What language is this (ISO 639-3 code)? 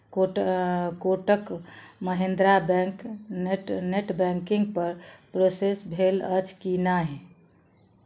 mai